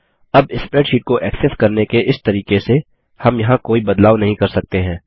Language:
Hindi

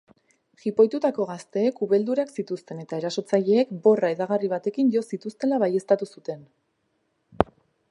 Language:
Basque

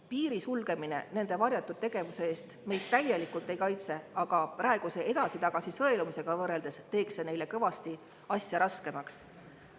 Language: Estonian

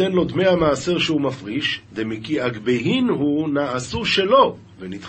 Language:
Hebrew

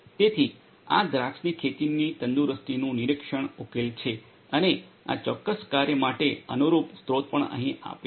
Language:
Gujarati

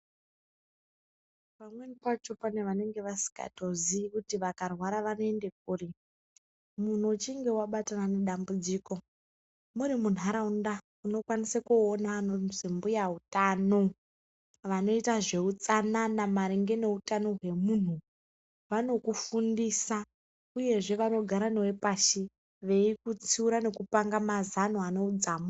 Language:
Ndau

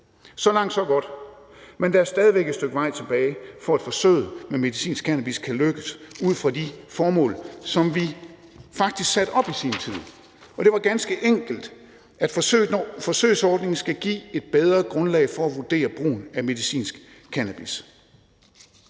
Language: Danish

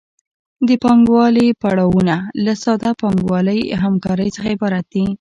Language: Pashto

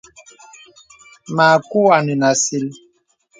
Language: Bebele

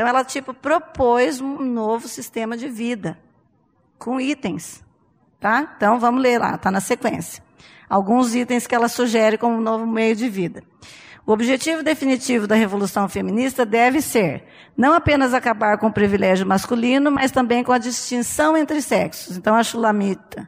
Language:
Portuguese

